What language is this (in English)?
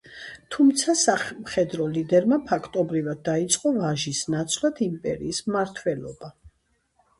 Georgian